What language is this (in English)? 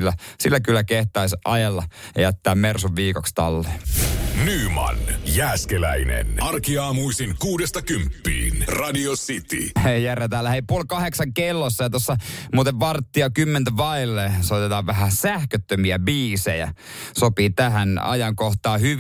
Finnish